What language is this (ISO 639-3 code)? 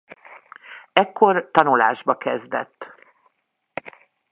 hun